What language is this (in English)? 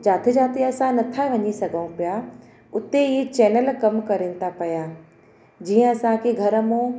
Sindhi